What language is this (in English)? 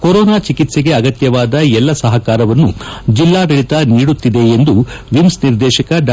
Kannada